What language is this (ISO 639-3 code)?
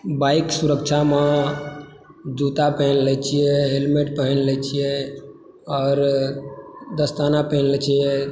mai